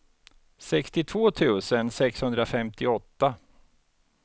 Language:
Swedish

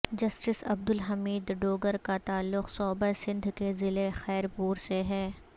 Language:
Urdu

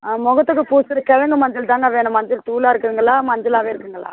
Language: Tamil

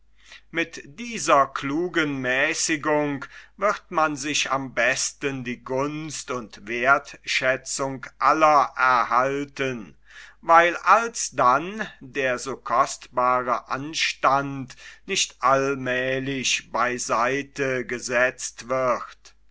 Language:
German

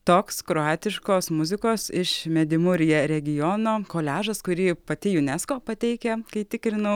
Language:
Lithuanian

